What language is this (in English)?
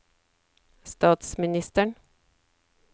Norwegian